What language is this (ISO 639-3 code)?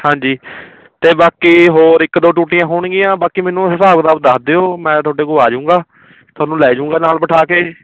pan